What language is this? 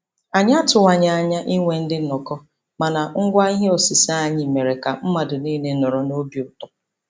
Igbo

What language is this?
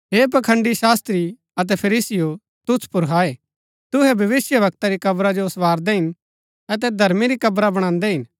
Gaddi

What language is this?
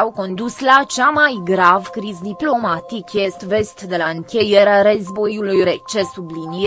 Romanian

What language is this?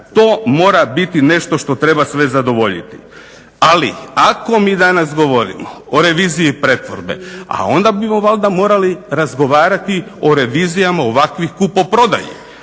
Croatian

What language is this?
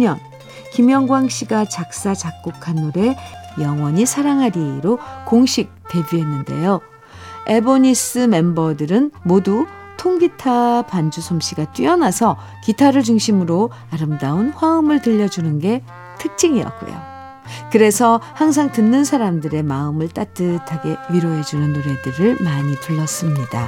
Korean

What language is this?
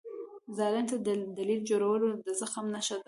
Pashto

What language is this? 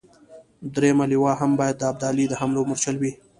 Pashto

